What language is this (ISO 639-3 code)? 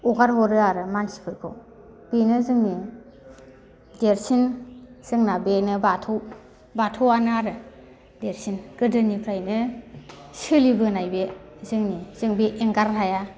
brx